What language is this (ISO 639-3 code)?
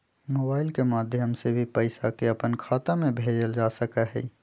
mag